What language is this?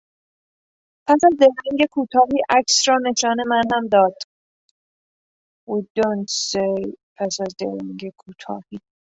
Persian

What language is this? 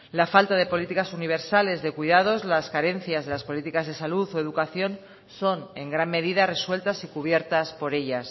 Spanish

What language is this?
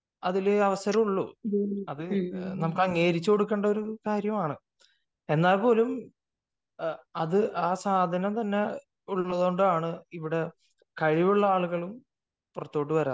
Malayalam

